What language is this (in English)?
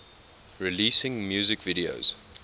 English